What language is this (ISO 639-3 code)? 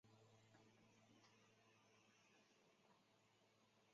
zho